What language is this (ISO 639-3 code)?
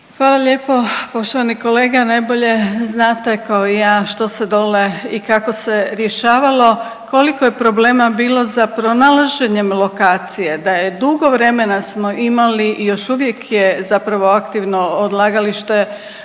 hrv